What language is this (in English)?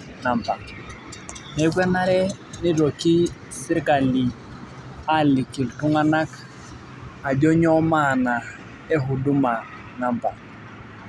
Masai